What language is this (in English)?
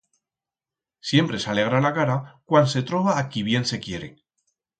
Aragonese